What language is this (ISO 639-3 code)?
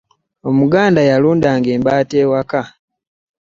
lug